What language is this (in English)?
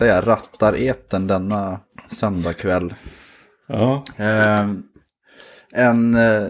Swedish